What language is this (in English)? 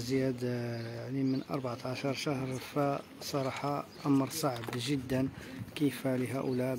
Arabic